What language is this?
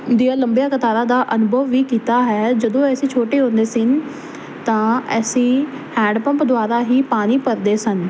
Punjabi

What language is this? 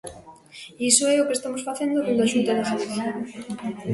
Galician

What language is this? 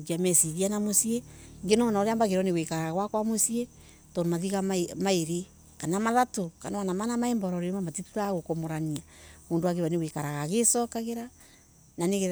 Embu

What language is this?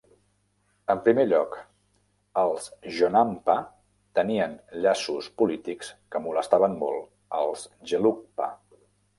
Catalan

